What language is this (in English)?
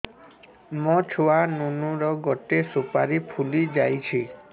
Odia